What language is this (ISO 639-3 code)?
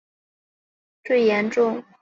zho